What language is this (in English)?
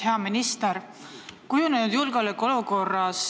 Estonian